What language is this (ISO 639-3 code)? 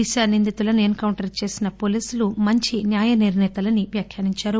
tel